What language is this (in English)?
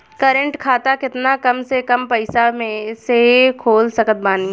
Bhojpuri